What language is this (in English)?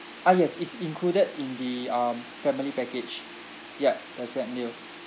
English